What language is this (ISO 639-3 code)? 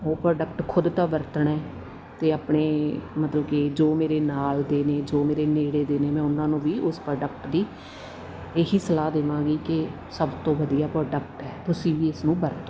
pan